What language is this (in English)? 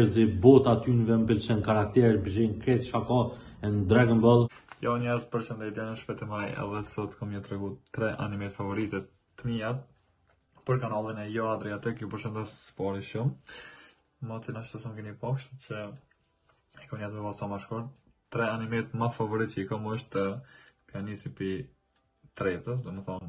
Romanian